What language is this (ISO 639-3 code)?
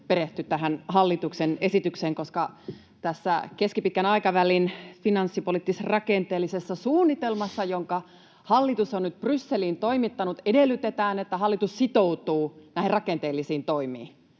fin